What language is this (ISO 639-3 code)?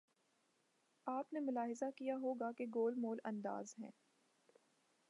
urd